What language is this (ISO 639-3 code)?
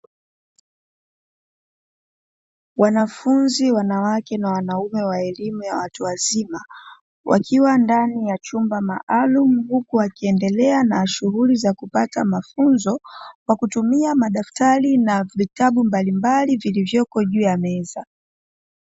swa